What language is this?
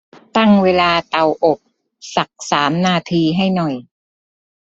Thai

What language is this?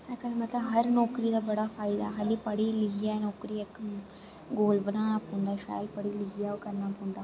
Dogri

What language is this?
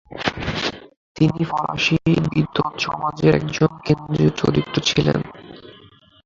Bangla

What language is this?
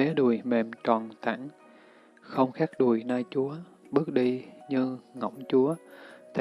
Vietnamese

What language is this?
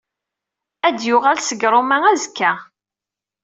Kabyle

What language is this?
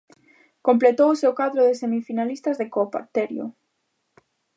Galician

